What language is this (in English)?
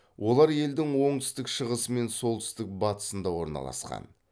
Kazakh